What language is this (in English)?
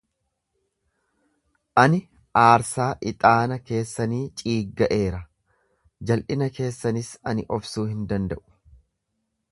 Oromo